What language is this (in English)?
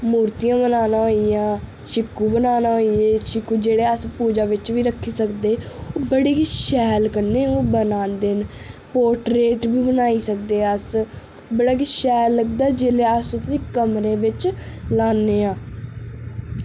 Dogri